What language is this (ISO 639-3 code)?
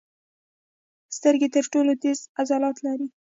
pus